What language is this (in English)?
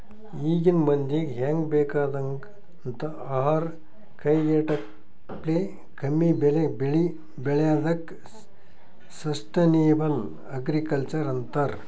Kannada